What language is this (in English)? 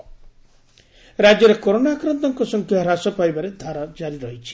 Odia